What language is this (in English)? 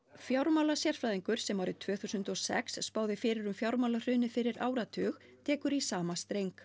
Icelandic